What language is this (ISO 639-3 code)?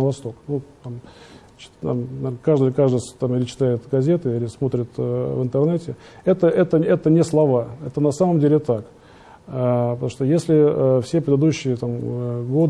rus